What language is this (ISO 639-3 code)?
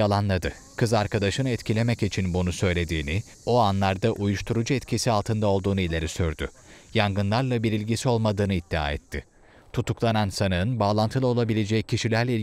tur